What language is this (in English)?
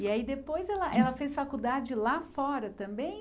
Portuguese